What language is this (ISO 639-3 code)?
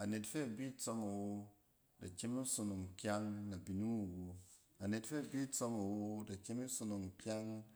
cen